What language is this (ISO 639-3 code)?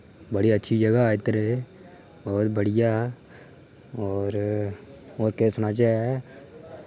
doi